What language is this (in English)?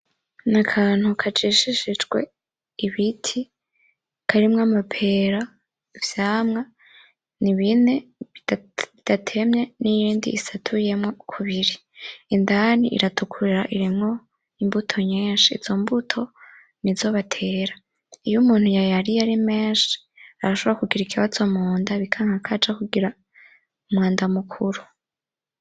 Rundi